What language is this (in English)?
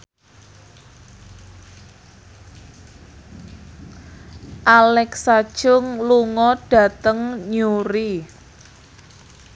Javanese